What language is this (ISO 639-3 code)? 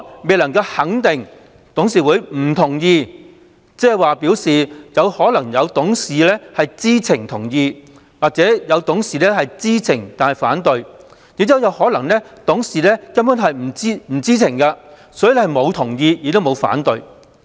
yue